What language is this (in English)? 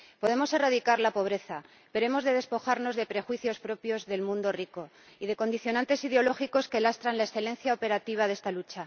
Spanish